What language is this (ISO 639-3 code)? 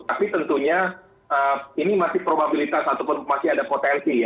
ind